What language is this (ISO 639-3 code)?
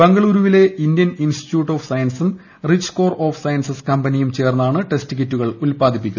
mal